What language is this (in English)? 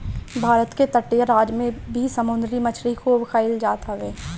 Bhojpuri